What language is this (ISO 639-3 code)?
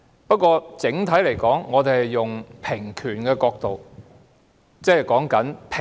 yue